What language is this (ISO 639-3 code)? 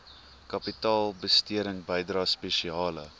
afr